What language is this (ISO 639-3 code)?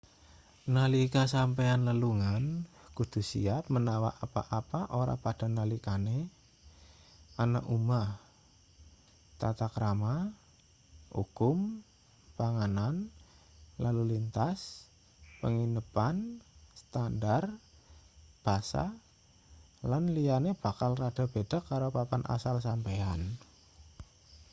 jav